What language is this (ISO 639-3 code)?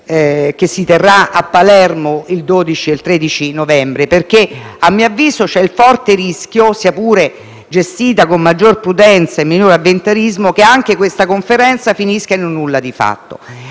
ita